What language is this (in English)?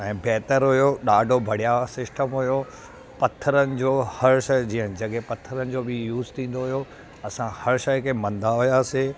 Sindhi